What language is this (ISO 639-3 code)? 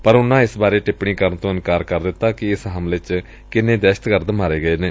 pan